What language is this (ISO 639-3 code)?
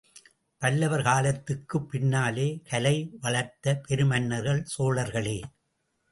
tam